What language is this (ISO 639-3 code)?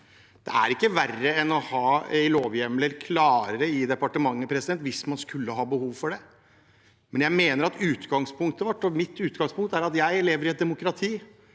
nor